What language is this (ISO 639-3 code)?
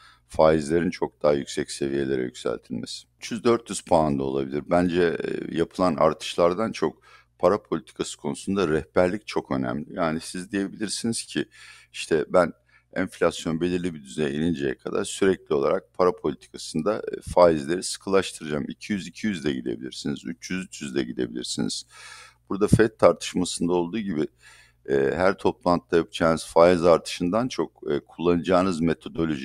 tur